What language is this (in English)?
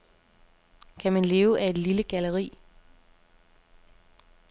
Danish